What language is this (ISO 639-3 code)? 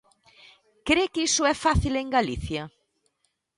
glg